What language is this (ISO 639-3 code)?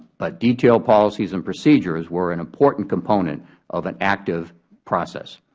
eng